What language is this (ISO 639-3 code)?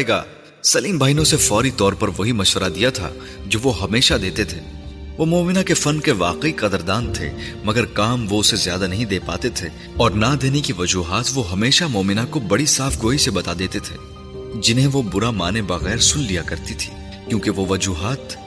urd